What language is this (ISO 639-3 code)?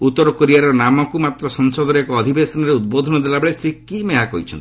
ori